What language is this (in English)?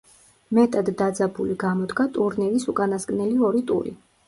Georgian